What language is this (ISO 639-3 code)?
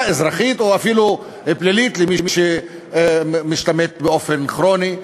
heb